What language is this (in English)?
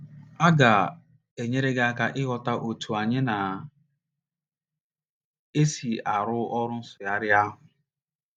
Igbo